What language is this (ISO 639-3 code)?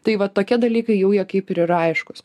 lit